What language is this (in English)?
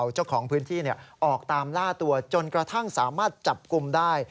Thai